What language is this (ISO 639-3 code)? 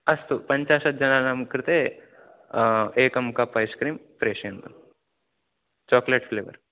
san